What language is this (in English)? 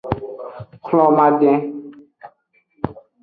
Aja (Benin)